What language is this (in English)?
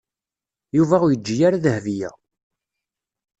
Kabyle